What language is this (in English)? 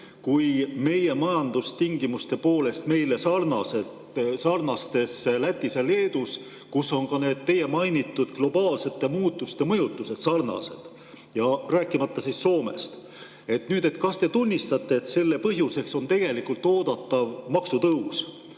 Estonian